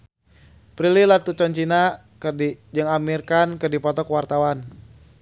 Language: Sundanese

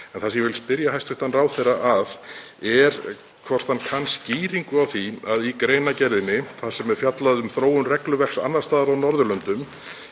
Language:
Icelandic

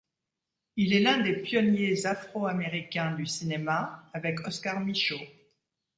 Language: French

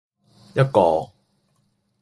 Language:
Cantonese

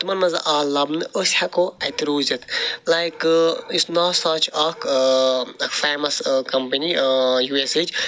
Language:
Kashmiri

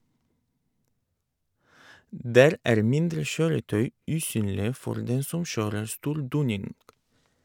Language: Norwegian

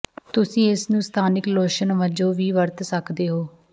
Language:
Punjabi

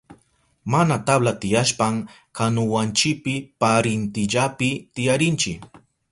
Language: Southern Pastaza Quechua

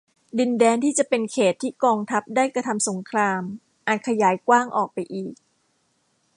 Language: Thai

